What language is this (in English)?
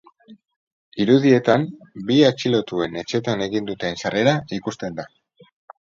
Basque